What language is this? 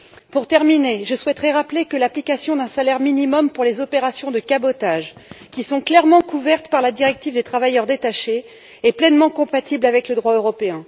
French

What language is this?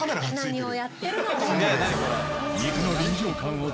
Japanese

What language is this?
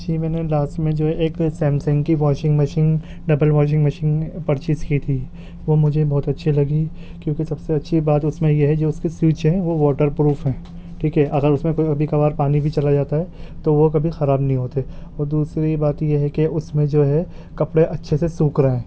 Urdu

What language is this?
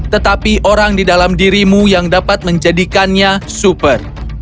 Indonesian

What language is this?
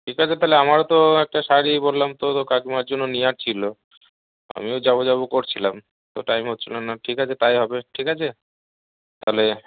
Bangla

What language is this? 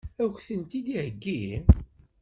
Kabyle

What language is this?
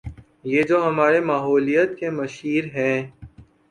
Urdu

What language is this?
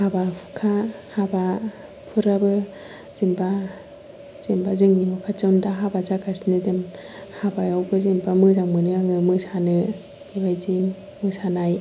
Bodo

